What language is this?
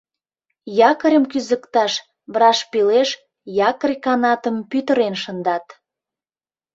Mari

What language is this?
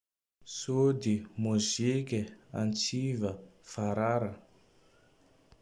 Tandroy-Mahafaly Malagasy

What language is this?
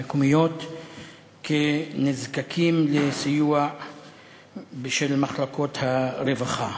Hebrew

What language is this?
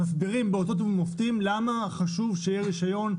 Hebrew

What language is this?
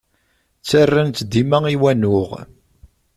Kabyle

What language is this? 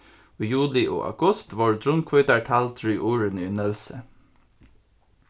Faroese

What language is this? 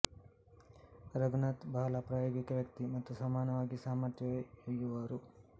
Kannada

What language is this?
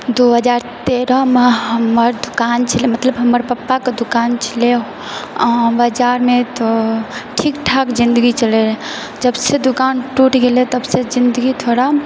Maithili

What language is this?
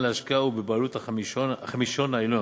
Hebrew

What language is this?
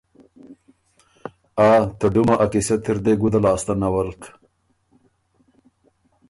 Ormuri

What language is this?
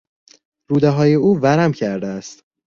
Persian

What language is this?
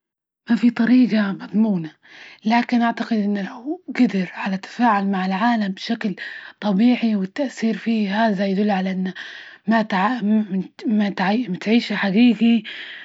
Libyan Arabic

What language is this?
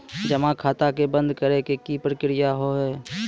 Maithili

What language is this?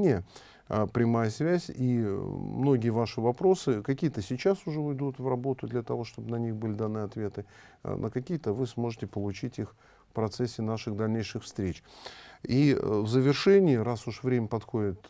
Russian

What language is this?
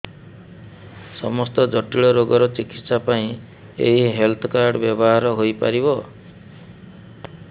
Odia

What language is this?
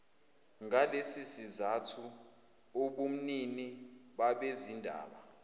Zulu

